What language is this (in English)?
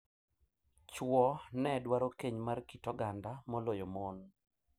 Luo (Kenya and Tanzania)